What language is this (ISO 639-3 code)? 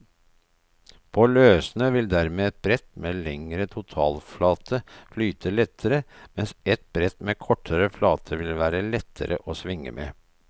nor